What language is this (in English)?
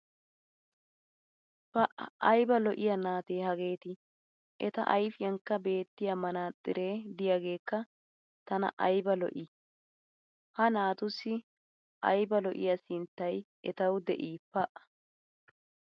Wolaytta